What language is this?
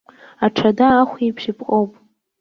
Abkhazian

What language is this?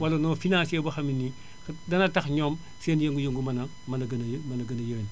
Wolof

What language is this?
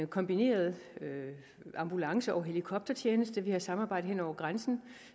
Danish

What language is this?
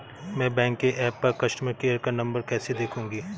Hindi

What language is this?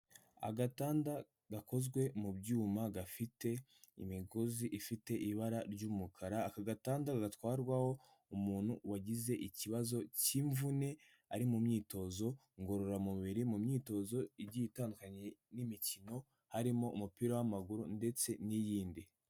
Kinyarwanda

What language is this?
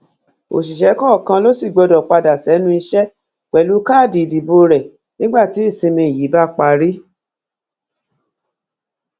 Yoruba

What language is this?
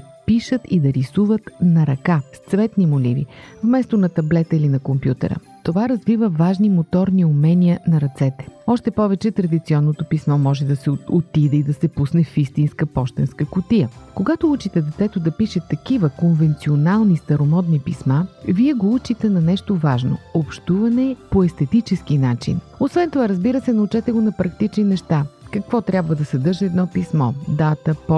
Bulgarian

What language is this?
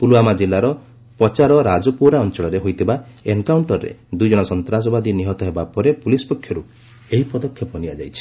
Odia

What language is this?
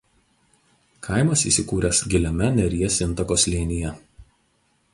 Lithuanian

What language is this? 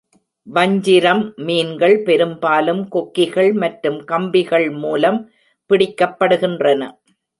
Tamil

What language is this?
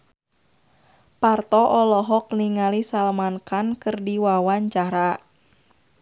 Sundanese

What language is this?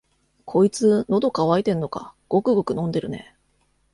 Japanese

